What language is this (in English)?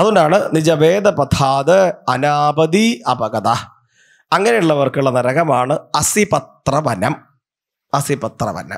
Malayalam